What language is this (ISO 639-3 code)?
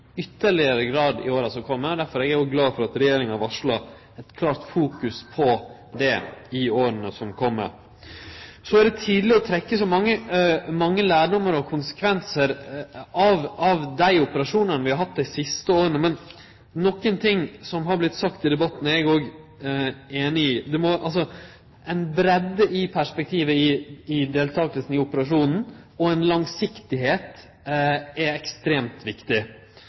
nno